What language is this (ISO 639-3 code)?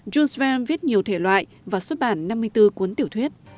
vie